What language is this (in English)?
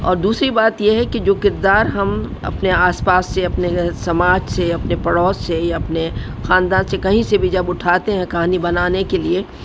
Urdu